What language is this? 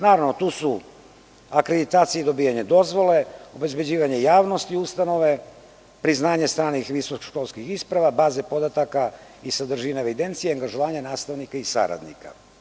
Serbian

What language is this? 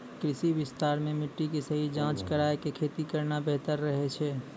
Maithili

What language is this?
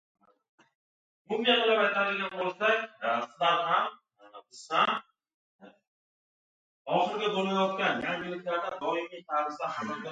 Uzbek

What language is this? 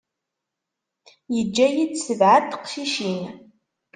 Kabyle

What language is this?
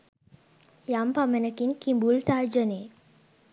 Sinhala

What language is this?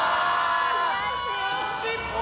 Japanese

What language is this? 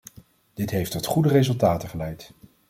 Dutch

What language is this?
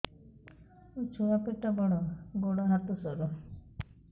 Odia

